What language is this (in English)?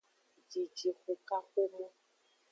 Aja (Benin)